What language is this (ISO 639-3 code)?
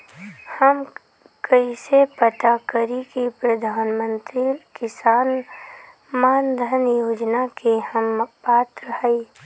bho